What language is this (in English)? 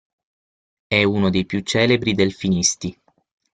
Italian